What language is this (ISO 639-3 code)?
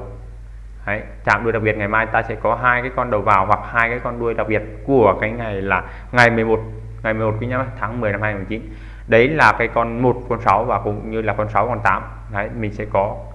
vie